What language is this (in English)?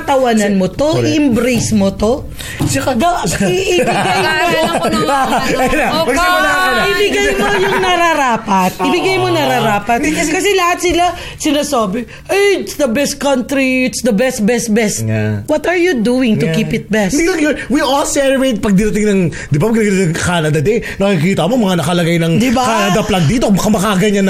Filipino